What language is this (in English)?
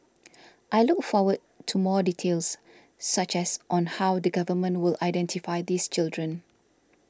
English